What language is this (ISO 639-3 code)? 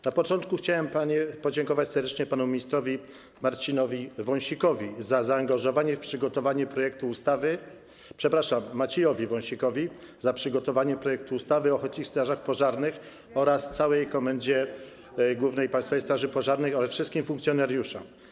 pol